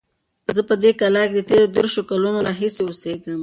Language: Pashto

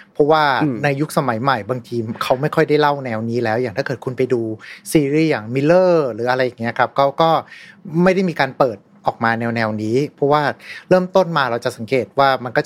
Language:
Thai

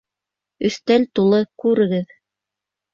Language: Bashkir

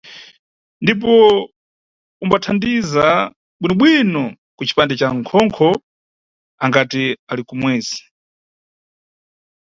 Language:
Nyungwe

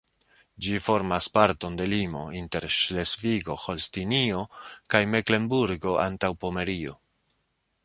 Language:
Esperanto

